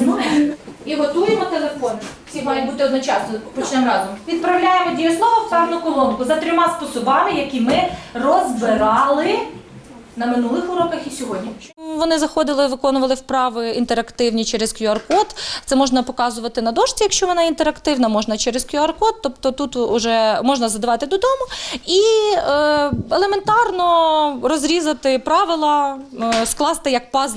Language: Ukrainian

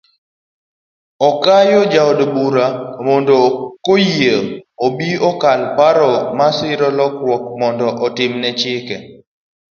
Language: Luo (Kenya and Tanzania)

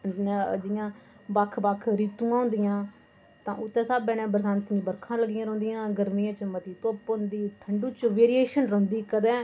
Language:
Dogri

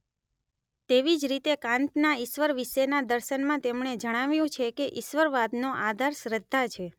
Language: Gujarati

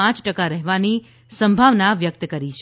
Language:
Gujarati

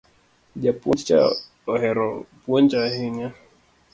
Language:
Luo (Kenya and Tanzania)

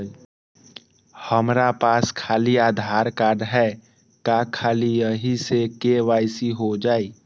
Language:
Magahi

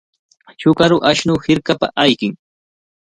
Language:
Cajatambo North Lima Quechua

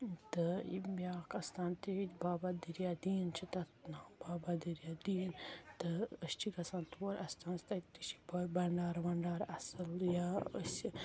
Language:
Kashmiri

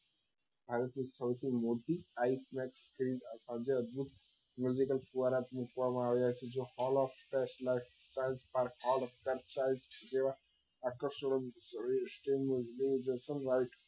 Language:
Gujarati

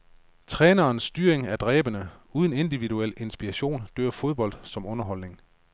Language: Danish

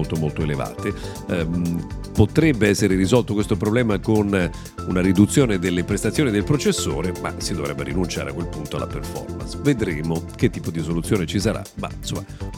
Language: Italian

